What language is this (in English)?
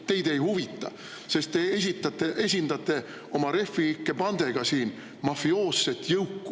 Estonian